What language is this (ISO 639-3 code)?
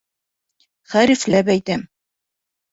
bak